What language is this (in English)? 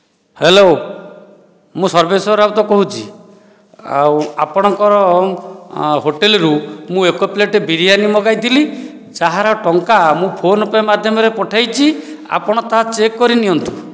Odia